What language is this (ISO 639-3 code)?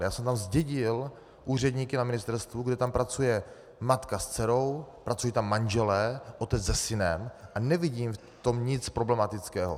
ces